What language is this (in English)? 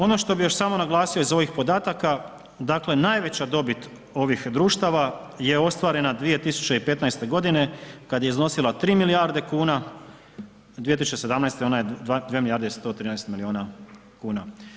Croatian